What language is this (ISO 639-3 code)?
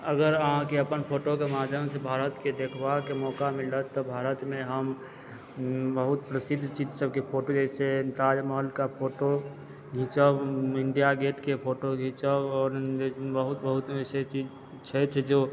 mai